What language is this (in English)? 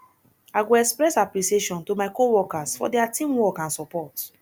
Nigerian Pidgin